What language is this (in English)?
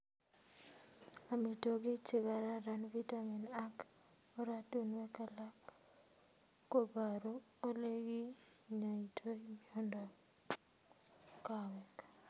Kalenjin